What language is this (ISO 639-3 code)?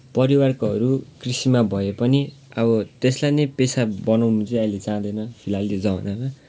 nep